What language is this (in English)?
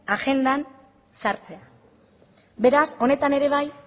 Basque